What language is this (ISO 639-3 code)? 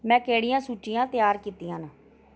doi